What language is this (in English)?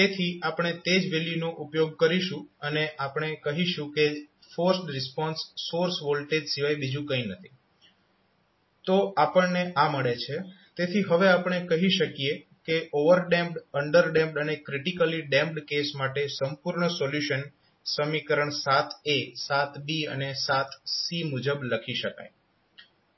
Gujarati